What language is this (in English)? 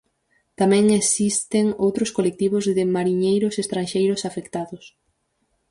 Galician